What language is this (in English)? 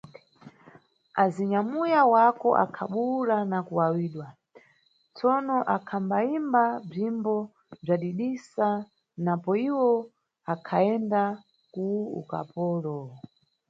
Nyungwe